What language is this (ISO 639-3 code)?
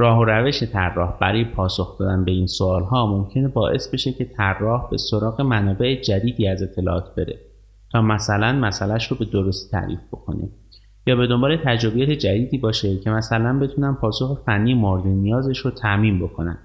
fas